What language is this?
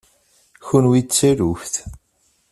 Kabyle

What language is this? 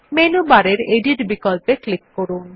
Bangla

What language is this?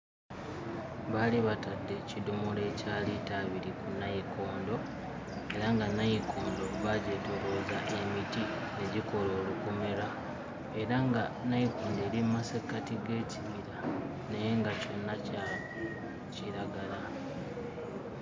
Ganda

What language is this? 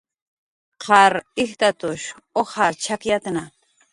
Jaqaru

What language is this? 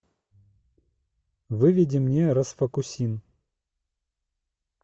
Russian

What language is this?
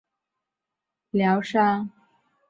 Chinese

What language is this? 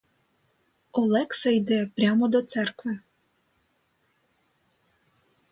Ukrainian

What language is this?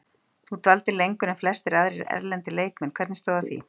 Icelandic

